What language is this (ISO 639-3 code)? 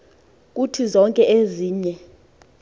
xho